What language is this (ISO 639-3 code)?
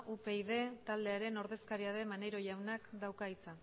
eus